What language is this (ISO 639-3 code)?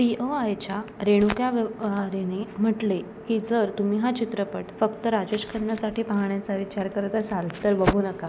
mar